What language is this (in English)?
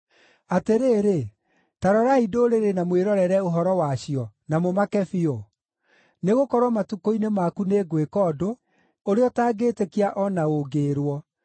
Kikuyu